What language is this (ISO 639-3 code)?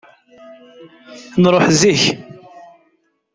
kab